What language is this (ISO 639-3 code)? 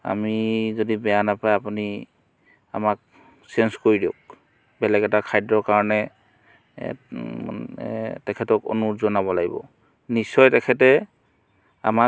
asm